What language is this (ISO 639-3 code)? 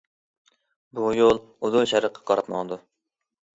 uig